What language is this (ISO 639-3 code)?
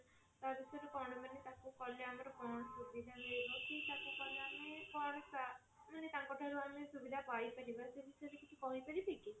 ori